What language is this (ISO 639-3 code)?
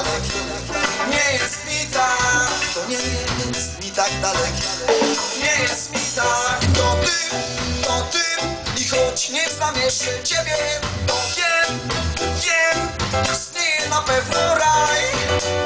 pol